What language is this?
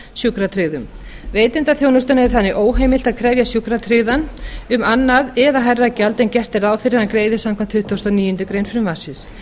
Icelandic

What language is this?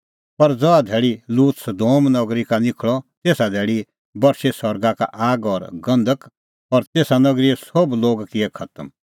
Kullu Pahari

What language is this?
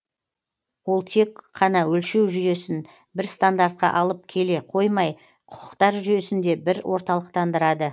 Kazakh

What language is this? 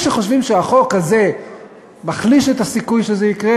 Hebrew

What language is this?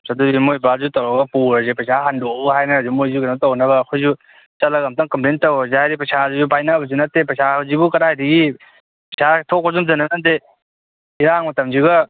Manipuri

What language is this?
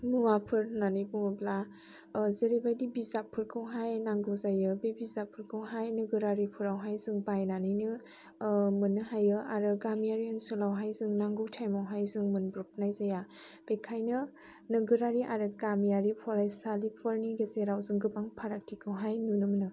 Bodo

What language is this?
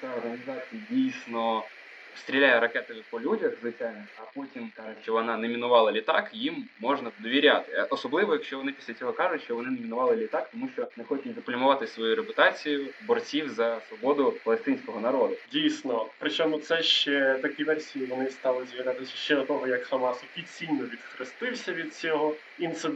Ukrainian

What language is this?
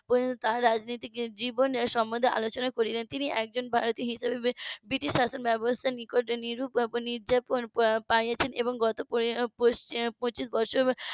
Bangla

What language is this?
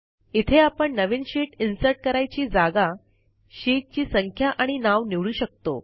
Marathi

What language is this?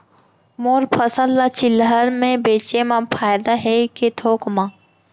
Chhattisgarhi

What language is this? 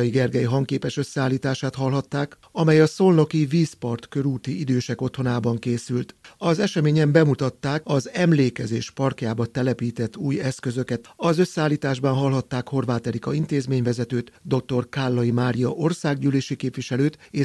Hungarian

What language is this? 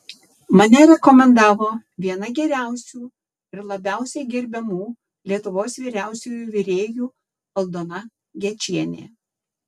Lithuanian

